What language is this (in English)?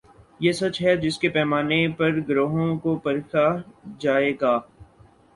Urdu